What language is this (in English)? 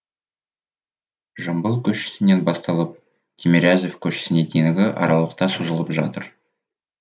Kazakh